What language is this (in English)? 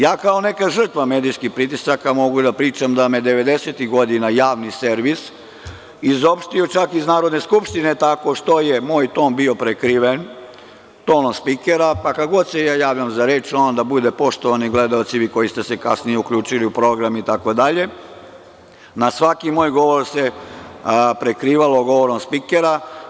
Serbian